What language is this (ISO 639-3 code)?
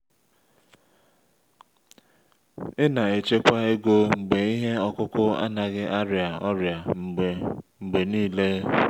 ibo